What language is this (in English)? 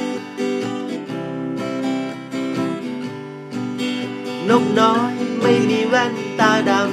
Thai